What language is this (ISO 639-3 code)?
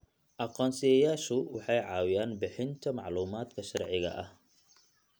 som